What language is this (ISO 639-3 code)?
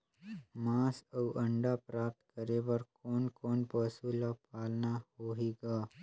hne